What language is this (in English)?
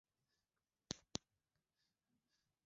Swahili